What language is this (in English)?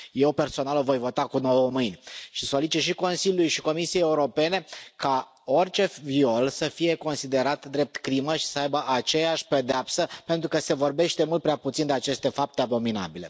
Romanian